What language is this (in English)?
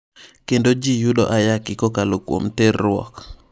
Luo (Kenya and Tanzania)